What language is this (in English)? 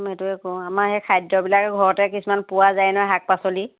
Assamese